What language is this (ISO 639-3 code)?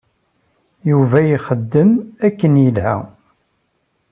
kab